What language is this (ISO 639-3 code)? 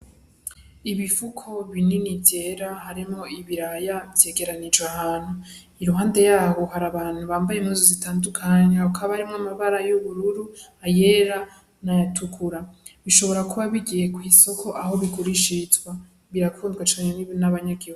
run